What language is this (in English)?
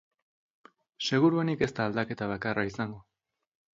Basque